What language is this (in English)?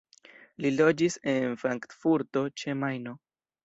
Esperanto